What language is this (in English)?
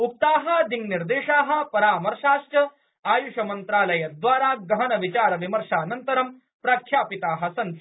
Sanskrit